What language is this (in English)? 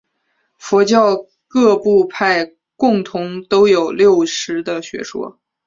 Chinese